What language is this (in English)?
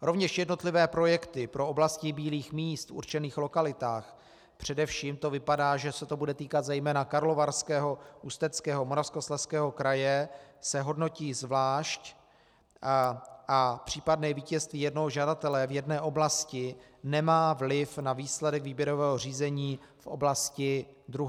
Czech